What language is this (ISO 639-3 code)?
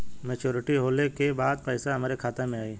bho